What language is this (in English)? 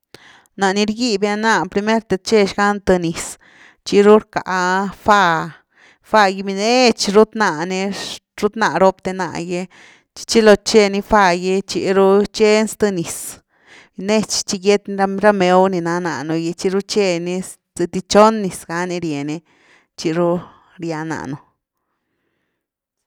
Güilá Zapotec